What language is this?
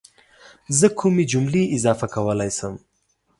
Pashto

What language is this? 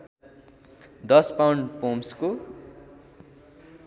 Nepali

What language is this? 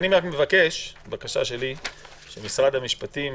Hebrew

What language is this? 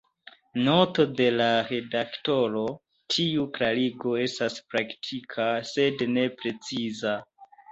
Esperanto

